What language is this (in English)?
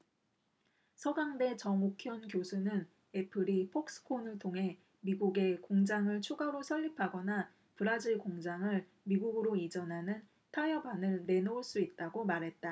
Korean